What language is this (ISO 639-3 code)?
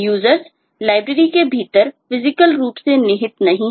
hin